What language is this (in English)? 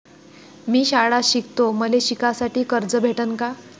Marathi